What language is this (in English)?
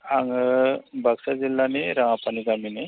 Bodo